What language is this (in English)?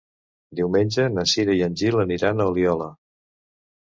Catalan